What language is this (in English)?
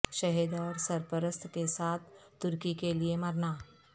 Urdu